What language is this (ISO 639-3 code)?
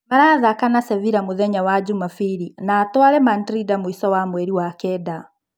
kik